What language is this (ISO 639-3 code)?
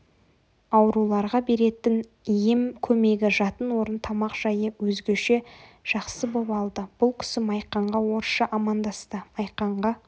kaz